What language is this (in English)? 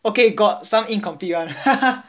English